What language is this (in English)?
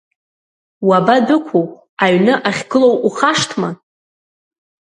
Abkhazian